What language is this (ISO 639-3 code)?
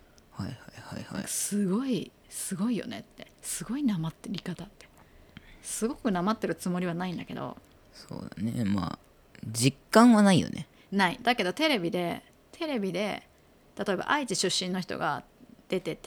jpn